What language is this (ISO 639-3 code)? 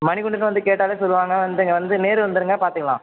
tam